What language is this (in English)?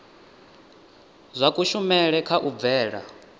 Venda